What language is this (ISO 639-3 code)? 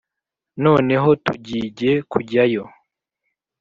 kin